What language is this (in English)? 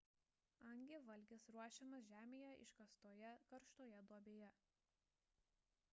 Lithuanian